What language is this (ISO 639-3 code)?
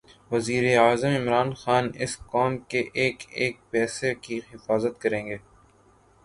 urd